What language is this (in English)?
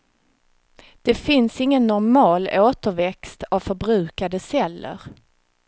Swedish